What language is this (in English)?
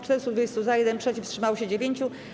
Polish